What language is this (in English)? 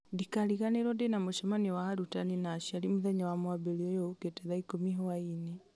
Kikuyu